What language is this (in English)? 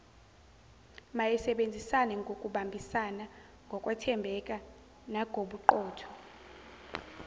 Zulu